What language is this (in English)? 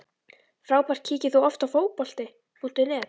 Icelandic